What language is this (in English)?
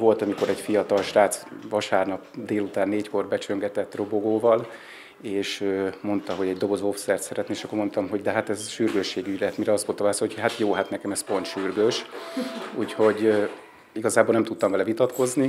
Hungarian